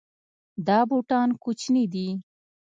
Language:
Pashto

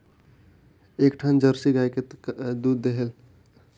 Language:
Chhattisgarhi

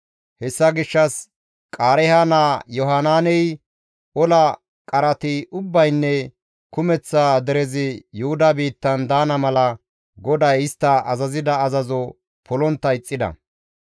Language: Gamo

